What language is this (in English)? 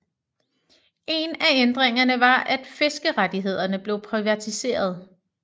Danish